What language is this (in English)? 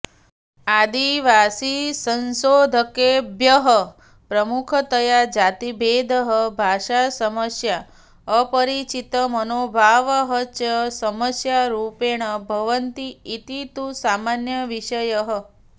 Sanskrit